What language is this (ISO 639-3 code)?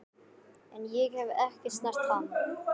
isl